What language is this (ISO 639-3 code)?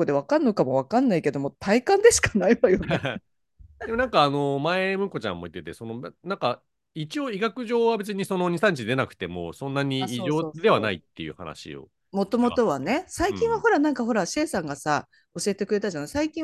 jpn